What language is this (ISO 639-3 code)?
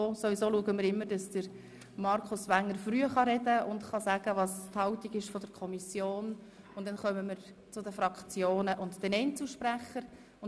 gsw